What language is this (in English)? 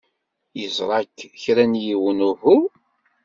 Kabyle